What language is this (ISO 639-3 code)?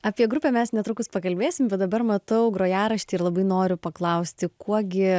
lit